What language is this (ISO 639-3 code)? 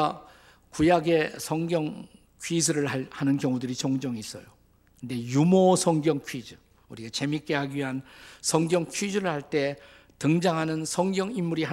kor